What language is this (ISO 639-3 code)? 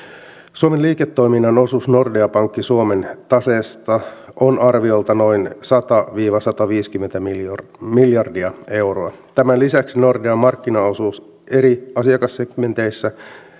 fin